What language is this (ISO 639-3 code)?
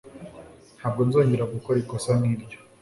kin